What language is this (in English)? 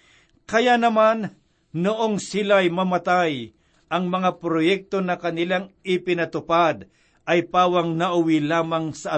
Filipino